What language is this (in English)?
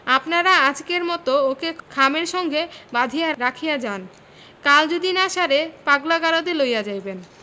Bangla